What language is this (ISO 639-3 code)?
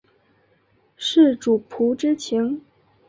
zho